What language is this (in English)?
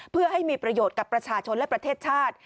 Thai